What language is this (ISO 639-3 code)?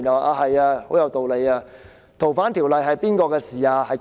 yue